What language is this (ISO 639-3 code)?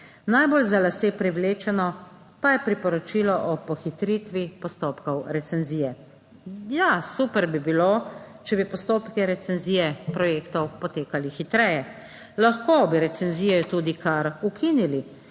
slv